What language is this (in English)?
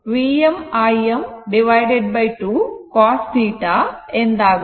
Kannada